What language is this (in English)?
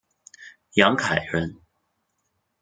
Chinese